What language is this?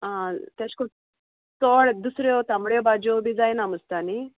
Konkani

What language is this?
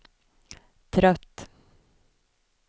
Swedish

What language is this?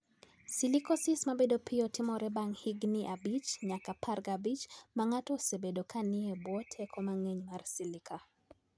Luo (Kenya and Tanzania)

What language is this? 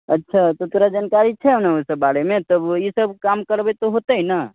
Maithili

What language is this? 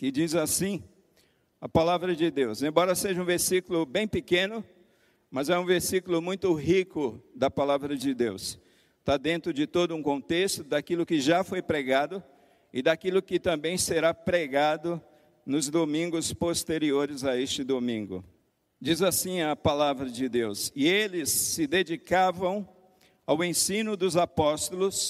Portuguese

